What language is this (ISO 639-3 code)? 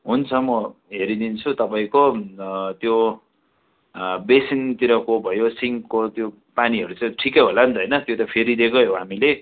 nep